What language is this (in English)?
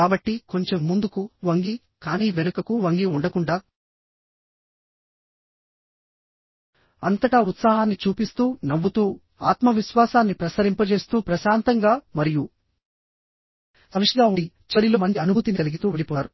Telugu